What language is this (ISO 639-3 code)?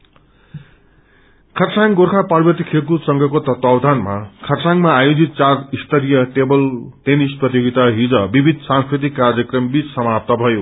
nep